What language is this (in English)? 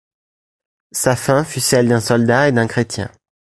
French